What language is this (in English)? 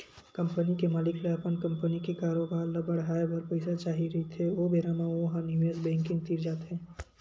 Chhattisgarhi